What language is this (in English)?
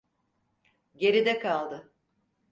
Turkish